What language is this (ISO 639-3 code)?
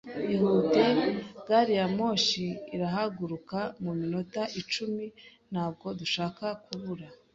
kin